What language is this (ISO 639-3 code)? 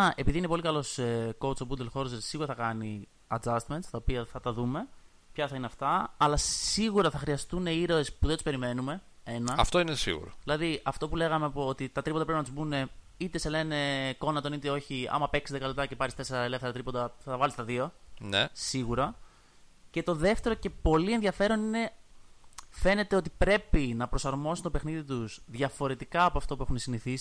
ell